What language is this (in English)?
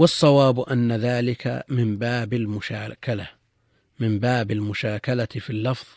Arabic